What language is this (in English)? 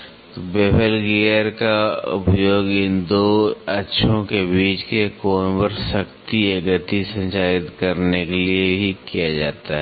Hindi